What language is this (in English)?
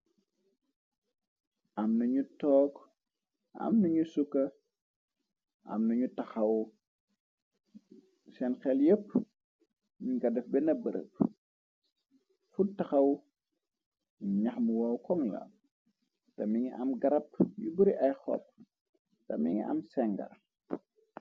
Wolof